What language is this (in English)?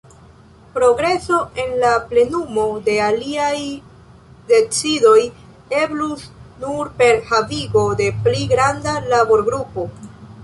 Esperanto